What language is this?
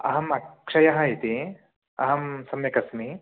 Sanskrit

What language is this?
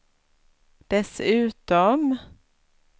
Swedish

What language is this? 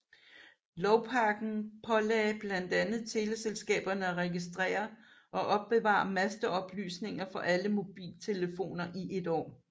Danish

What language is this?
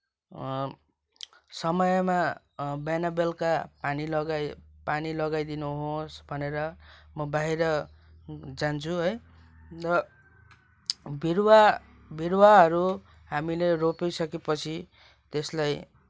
Nepali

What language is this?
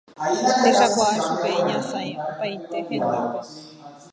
Guarani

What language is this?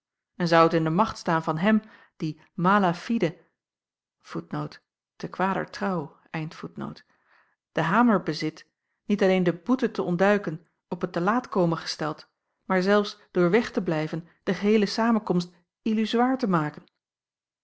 Dutch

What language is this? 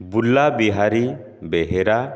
Odia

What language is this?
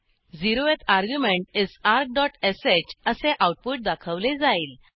Marathi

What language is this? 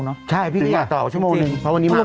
Thai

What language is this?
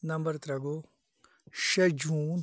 Kashmiri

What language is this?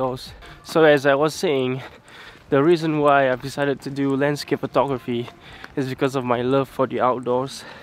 English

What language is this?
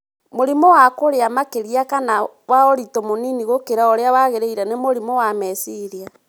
Kikuyu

